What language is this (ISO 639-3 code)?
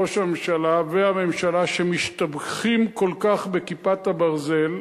heb